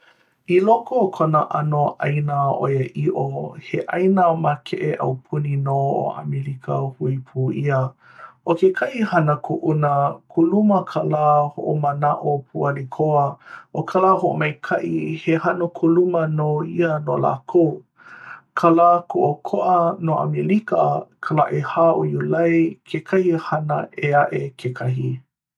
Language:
Hawaiian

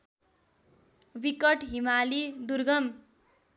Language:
Nepali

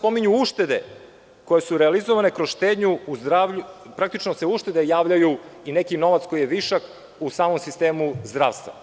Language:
Serbian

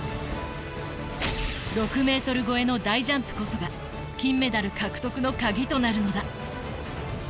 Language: Japanese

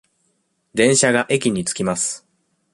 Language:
Japanese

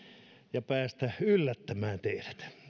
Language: Finnish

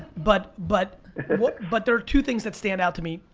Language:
English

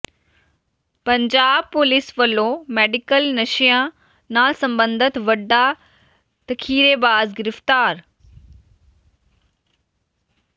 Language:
Punjabi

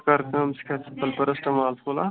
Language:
Kashmiri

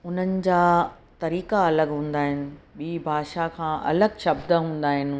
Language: Sindhi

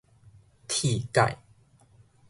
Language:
Min Nan Chinese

